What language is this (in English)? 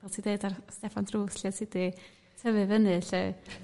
Welsh